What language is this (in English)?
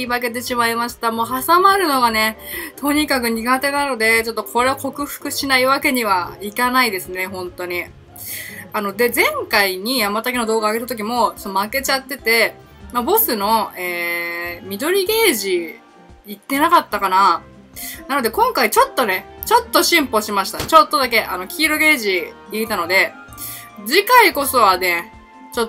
Japanese